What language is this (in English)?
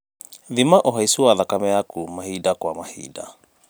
Kikuyu